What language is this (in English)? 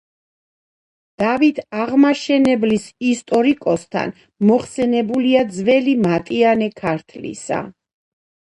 Georgian